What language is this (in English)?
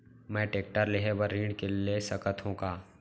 Chhattisgarhi